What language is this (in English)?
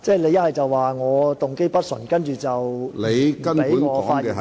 Cantonese